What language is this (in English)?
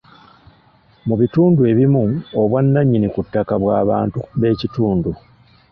Ganda